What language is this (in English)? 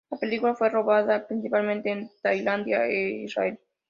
Spanish